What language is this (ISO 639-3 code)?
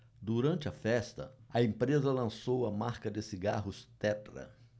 por